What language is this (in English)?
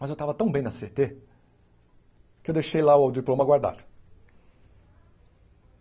Portuguese